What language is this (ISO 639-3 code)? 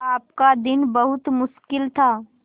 hin